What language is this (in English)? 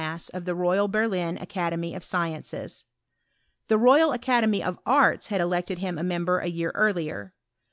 English